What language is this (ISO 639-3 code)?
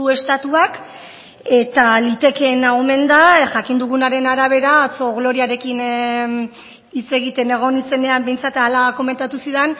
eus